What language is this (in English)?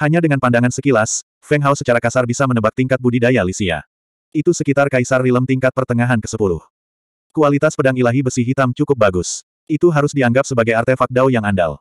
Indonesian